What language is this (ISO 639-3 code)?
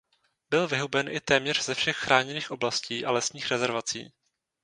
ces